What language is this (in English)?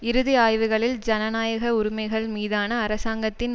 Tamil